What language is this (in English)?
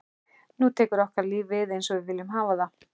Icelandic